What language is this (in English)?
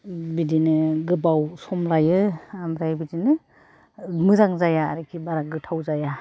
Bodo